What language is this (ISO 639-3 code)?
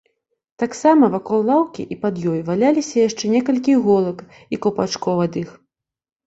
bel